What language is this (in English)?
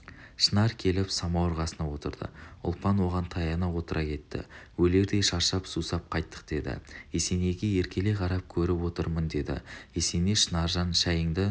Kazakh